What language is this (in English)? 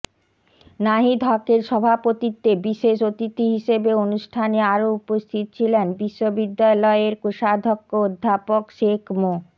Bangla